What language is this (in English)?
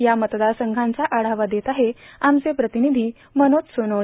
Marathi